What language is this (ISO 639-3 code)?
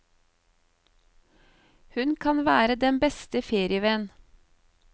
nor